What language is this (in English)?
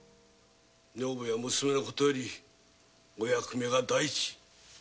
Japanese